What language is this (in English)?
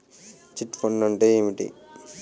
Telugu